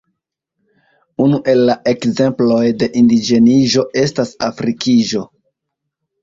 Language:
Esperanto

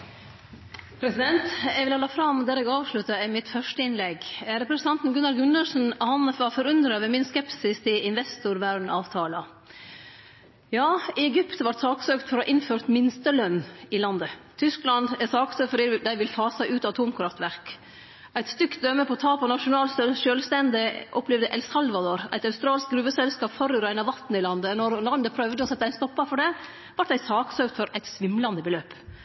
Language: Norwegian Nynorsk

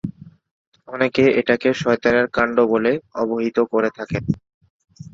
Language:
Bangla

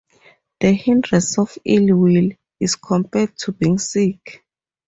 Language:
English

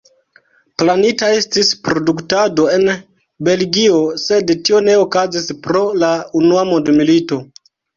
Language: Esperanto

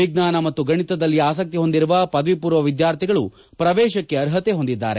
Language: Kannada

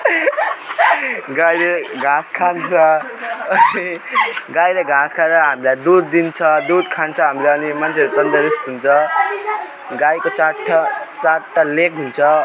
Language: Nepali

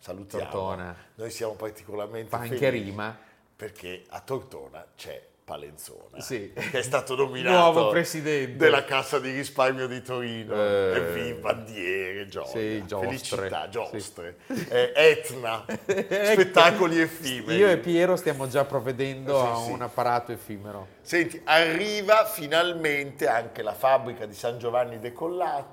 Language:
Italian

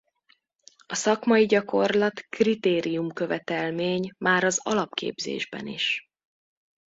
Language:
Hungarian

